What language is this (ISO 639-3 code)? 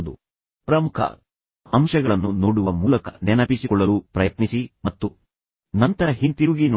kan